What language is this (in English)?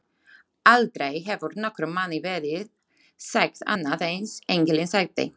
Icelandic